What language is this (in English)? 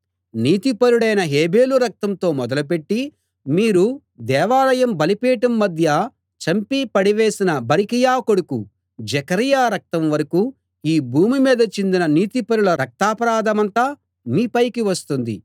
Telugu